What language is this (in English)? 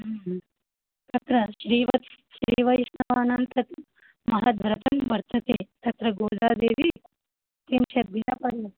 Sanskrit